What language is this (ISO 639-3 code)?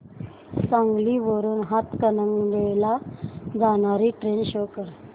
mar